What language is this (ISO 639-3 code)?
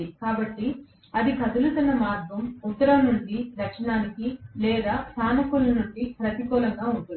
tel